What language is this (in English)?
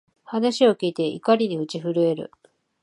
Japanese